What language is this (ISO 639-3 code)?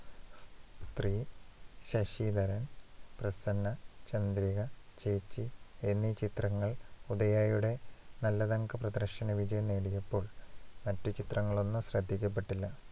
mal